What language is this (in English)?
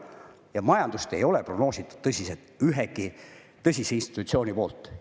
Estonian